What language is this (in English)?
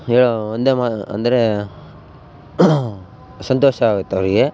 Kannada